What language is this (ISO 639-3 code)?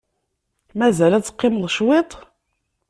kab